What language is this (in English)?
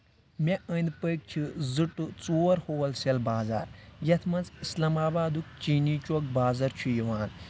Kashmiri